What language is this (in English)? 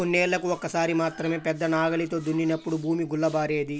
Telugu